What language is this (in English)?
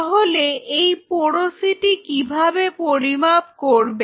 Bangla